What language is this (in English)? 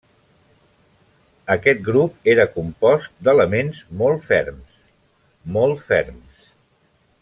Catalan